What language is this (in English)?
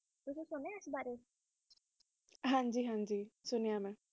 Punjabi